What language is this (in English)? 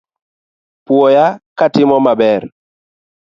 Luo (Kenya and Tanzania)